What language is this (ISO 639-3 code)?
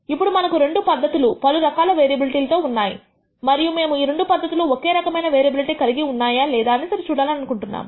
tel